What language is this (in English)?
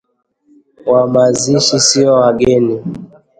Swahili